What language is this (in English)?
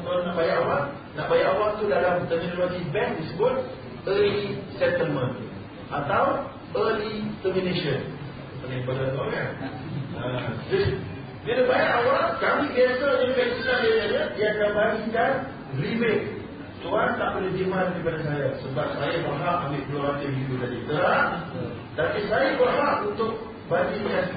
Malay